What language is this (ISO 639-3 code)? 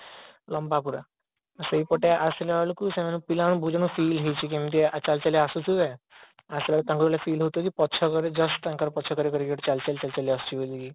ori